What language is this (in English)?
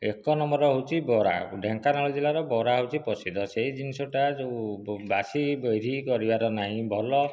Odia